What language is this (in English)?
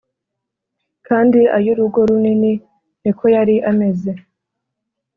Kinyarwanda